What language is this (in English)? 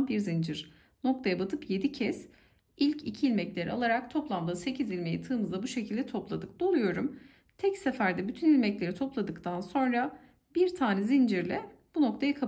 Turkish